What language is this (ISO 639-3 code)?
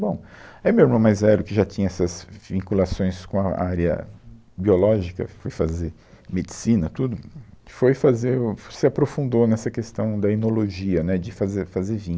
por